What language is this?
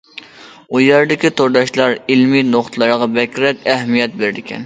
Uyghur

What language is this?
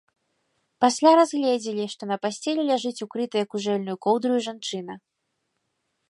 Belarusian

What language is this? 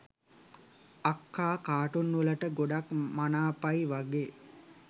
Sinhala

